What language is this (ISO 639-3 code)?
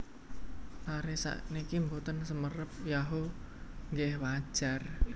jav